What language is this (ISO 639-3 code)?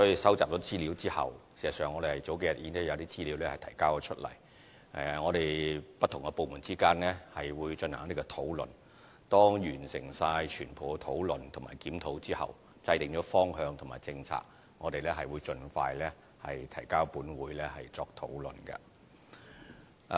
yue